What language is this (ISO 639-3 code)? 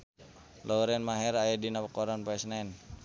sun